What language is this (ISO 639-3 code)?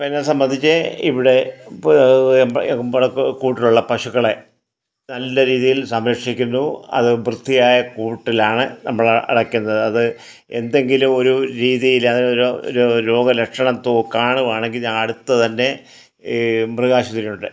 mal